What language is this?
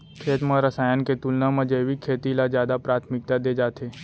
Chhattisgarhi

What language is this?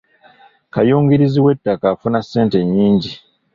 Ganda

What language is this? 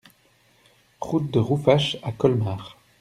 French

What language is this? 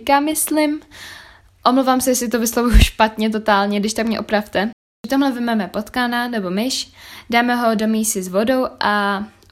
Czech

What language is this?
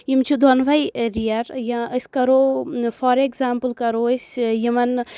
Kashmiri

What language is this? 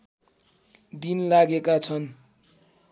Nepali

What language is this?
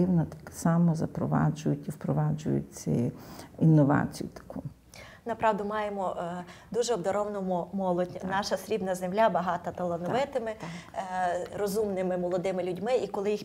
Ukrainian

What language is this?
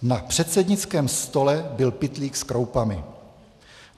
Czech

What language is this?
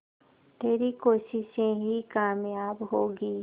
Hindi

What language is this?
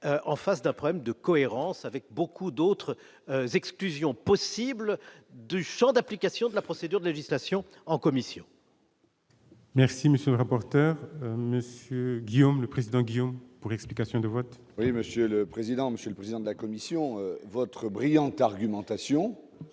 French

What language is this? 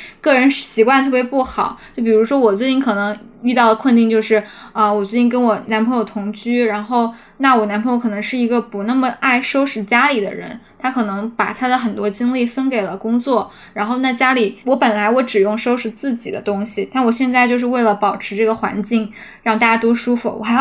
Chinese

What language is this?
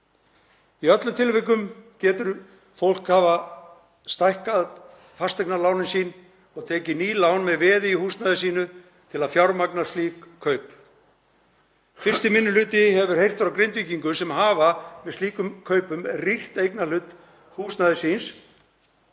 Icelandic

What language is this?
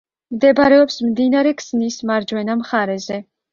Georgian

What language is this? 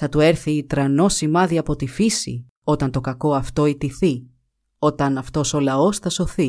Greek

